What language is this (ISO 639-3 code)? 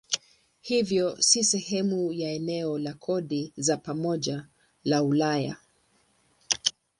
swa